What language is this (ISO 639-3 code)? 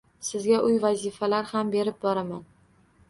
uzb